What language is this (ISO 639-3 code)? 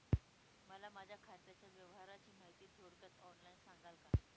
mar